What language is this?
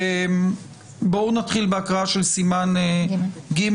Hebrew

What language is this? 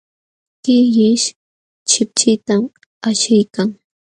Jauja Wanca Quechua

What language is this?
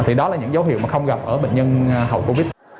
Vietnamese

